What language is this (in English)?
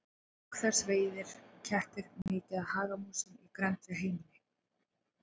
Icelandic